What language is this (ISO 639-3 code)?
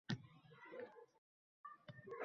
uzb